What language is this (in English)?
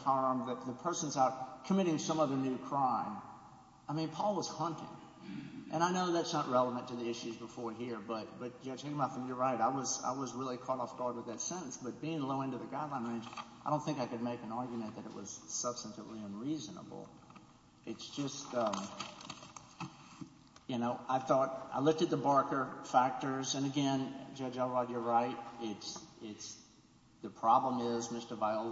English